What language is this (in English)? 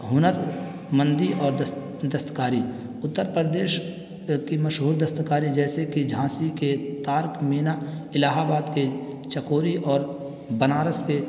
Urdu